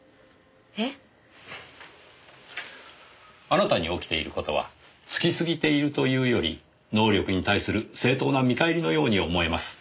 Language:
Japanese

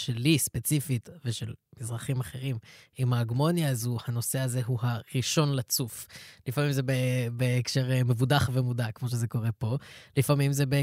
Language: Hebrew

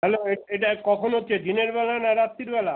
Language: Bangla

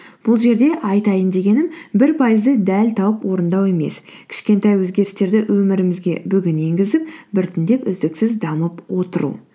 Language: Kazakh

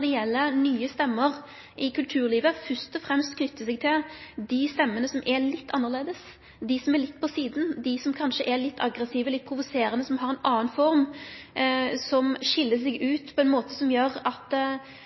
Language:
Norwegian Nynorsk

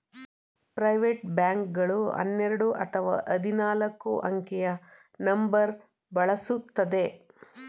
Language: Kannada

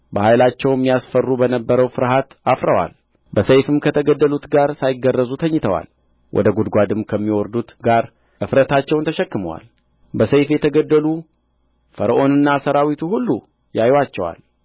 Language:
Amharic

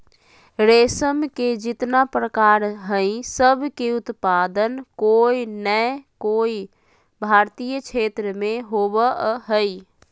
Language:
Magahi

